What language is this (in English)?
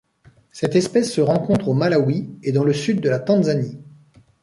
French